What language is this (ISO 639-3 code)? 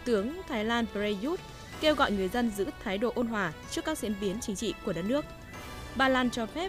vie